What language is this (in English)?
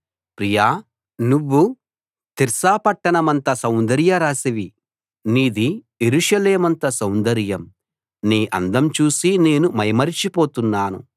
Telugu